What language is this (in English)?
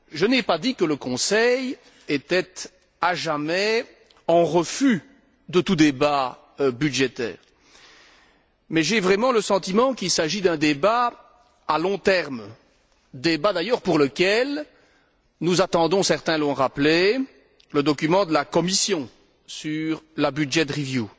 French